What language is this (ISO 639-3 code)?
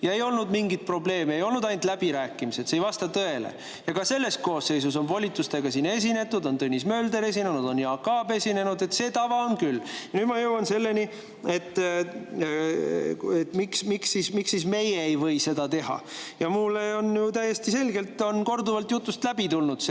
est